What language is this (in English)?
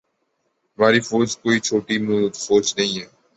Urdu